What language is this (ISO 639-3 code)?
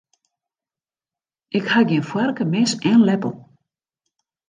fry